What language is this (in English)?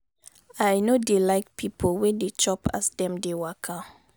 Nigerian Pidgin